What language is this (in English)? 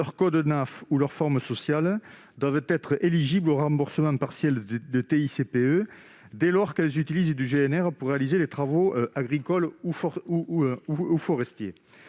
French